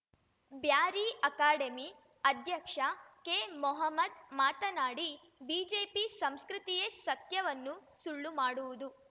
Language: Kannada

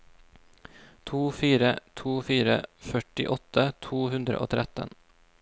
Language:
Norwegian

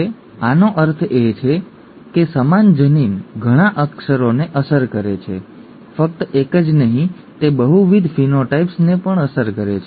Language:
Gujarati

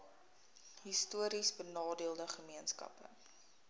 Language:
Afrikaans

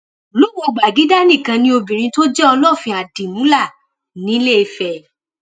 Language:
Yoruba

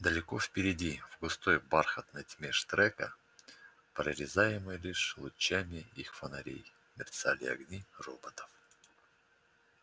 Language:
Russian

